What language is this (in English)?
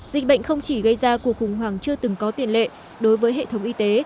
Vietnamese